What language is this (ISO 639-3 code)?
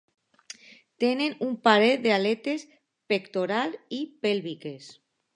cat